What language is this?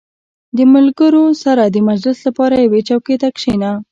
Pashto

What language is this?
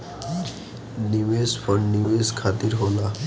Bhojpuri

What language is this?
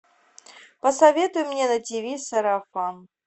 Russian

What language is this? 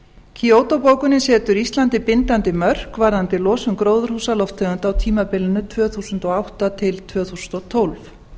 Icelandic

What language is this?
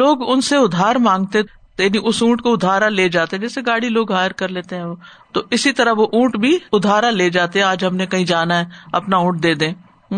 Urdu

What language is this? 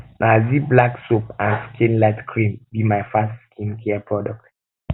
Nigerian Pidgin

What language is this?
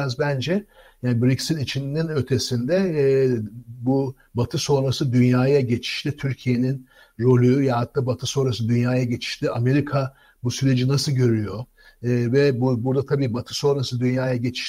Turkish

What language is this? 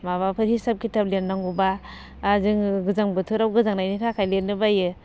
Bodo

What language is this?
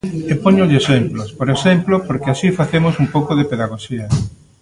Galician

